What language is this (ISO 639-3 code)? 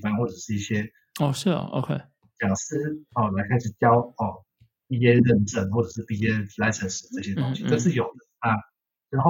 zho